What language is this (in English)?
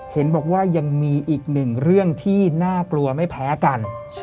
Thai